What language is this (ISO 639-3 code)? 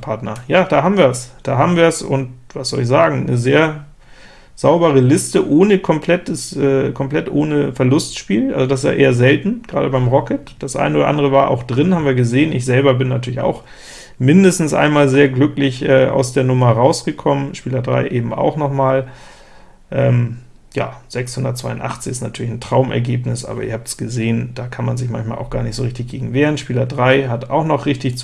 deu